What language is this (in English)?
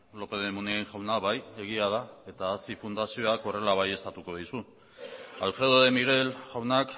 Basque